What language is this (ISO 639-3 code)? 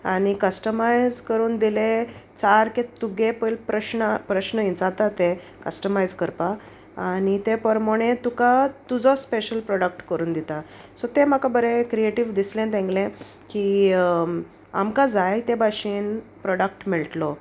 kok